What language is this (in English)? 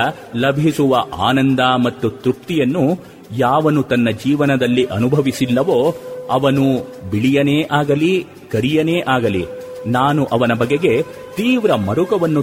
Kannada